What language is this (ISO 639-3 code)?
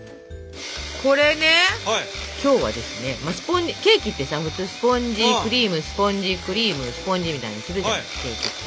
jpn